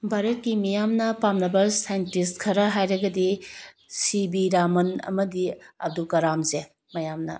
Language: Manipuri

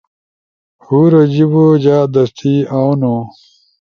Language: Ushojo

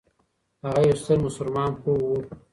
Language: Pashto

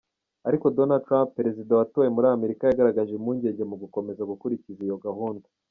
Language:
Kinyarwanda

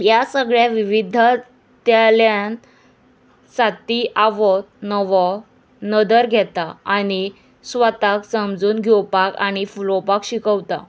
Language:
Konkani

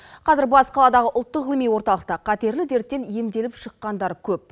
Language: Kazakh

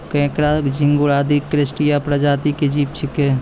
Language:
Maithili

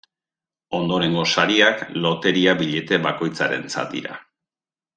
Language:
Basque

